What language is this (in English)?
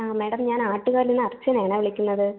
Malayalam